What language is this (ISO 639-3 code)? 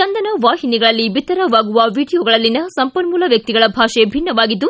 kan